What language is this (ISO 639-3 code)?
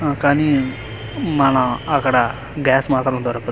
tel